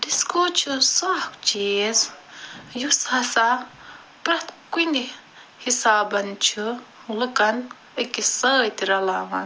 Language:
Kashmiri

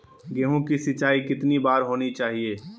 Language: Magahi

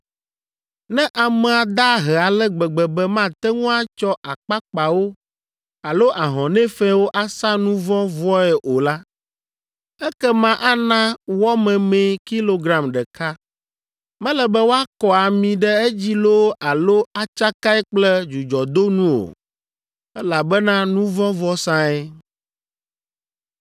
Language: Ewe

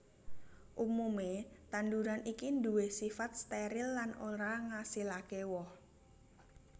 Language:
Javanese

